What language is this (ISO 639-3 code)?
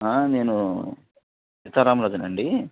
tel